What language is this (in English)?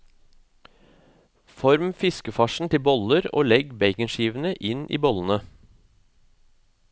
Norwegian